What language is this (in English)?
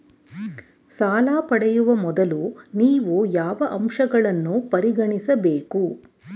Kannada